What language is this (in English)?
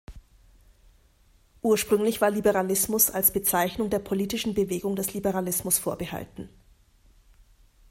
German